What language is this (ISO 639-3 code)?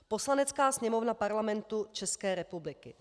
ces